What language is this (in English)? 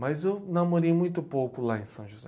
Portuguese